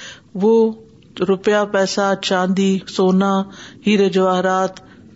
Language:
Urdu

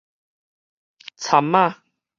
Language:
Min Nan Chinese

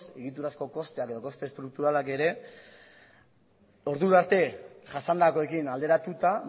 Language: Basque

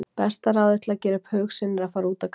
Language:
Icelandic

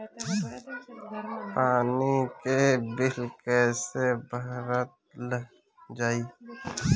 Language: Bhojpuri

